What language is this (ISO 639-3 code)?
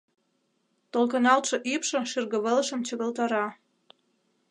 chm